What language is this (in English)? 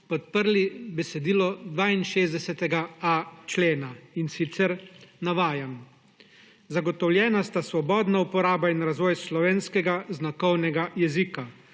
Slovenian